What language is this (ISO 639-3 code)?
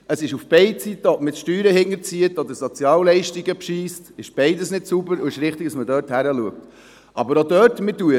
gsw